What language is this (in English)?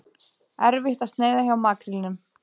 Icelandic